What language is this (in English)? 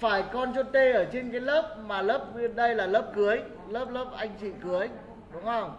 Vietnamese